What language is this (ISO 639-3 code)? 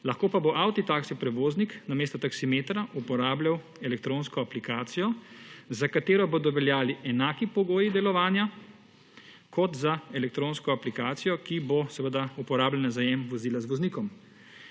slv